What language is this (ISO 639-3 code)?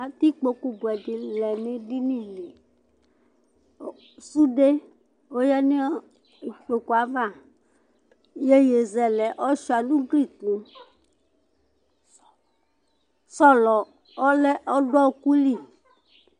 kpo